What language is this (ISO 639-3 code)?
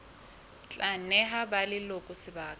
sot